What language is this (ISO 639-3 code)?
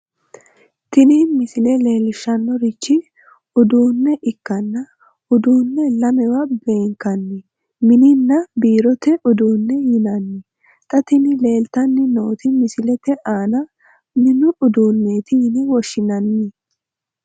sid